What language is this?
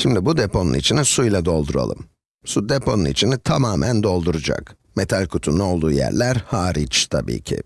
Turkish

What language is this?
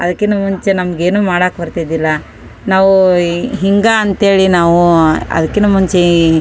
Kannada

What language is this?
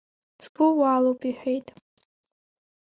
Abkhazian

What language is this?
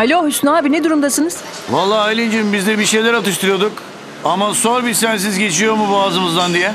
Turkish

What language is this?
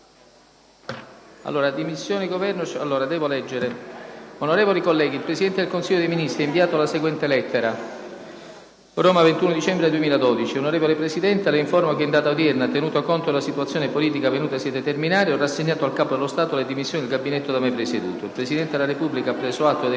Italian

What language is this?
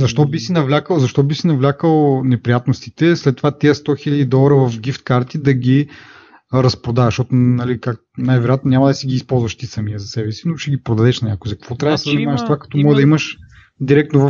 Bulgarian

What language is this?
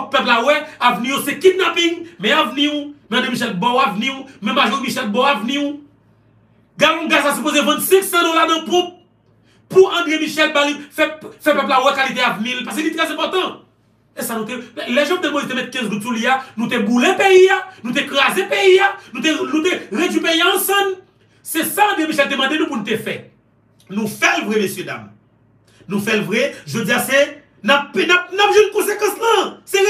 French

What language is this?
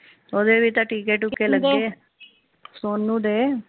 Punjabi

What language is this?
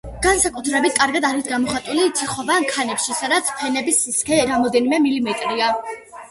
Georgian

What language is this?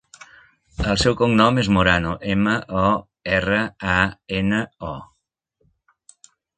Catalan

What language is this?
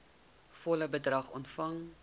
Afrikaans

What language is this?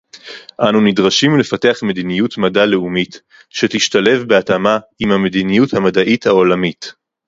Hebrew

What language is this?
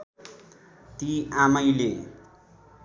Nepali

